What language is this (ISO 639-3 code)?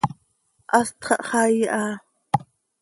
sei